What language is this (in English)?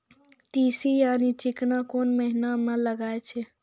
Maithili